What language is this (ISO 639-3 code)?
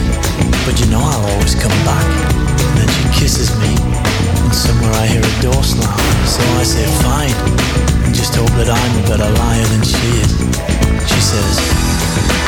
slk